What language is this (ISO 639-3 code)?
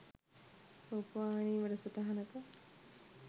sin